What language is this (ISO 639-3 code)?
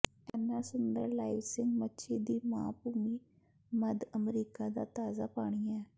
pan